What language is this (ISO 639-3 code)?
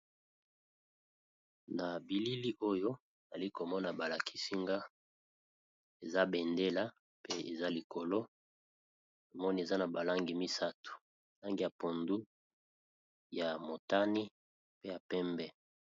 lin